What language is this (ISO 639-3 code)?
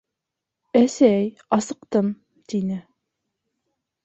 bak